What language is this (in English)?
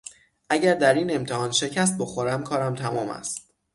Persian